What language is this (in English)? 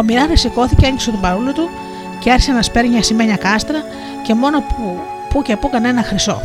Greek